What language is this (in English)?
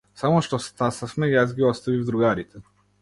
Macedonian